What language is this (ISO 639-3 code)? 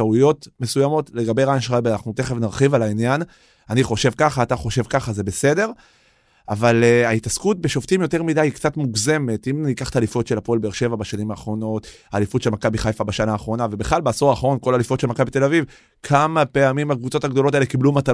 heb